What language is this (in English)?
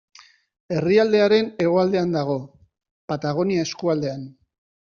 Basque